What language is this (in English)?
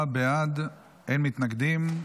Hebrew